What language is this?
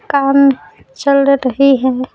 Hindi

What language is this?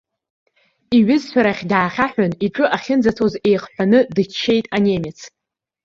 Abkhazian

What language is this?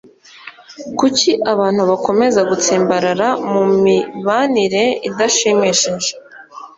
Kinyarwanda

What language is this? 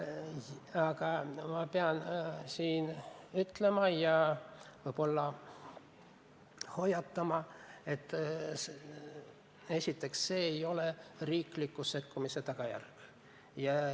Estonian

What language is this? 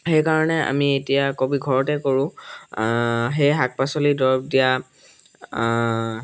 Assamese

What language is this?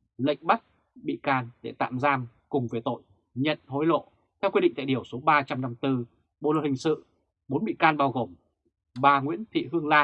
Vietnamese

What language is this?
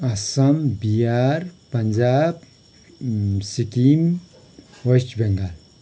Nepali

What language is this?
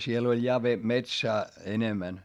Finnish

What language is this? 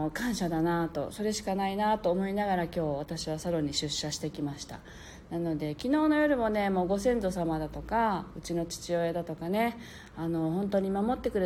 Japanese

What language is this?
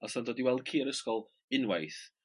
Welsh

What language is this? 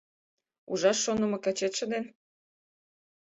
Mari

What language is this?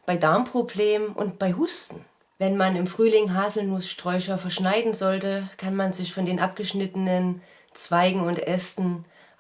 German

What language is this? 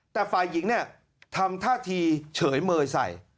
Thai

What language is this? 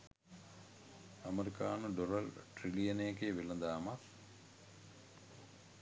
Sinhala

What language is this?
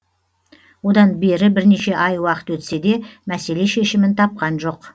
Kazakh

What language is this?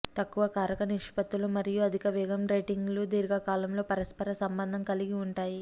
Telugu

